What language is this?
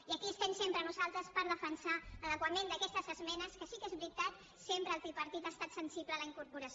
Catalan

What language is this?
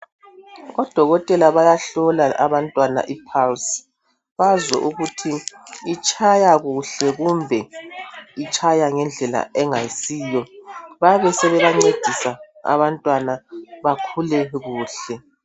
North Ndebele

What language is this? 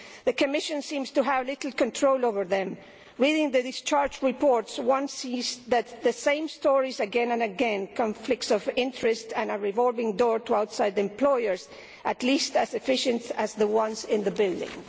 English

